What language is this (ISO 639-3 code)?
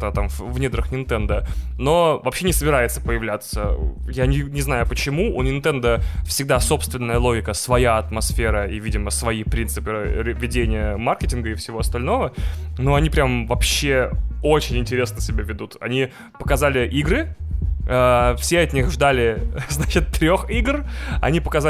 rus